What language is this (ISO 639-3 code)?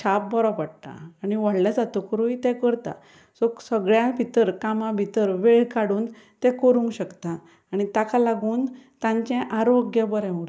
kok